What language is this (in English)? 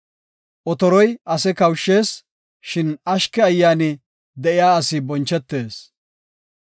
Gofa